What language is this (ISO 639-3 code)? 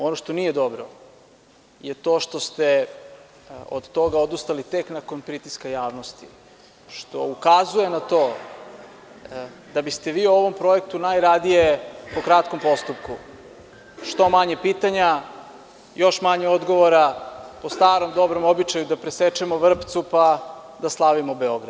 srp